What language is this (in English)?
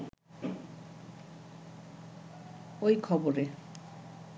Bangla